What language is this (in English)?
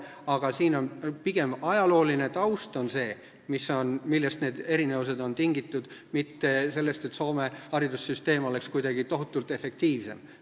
Estonian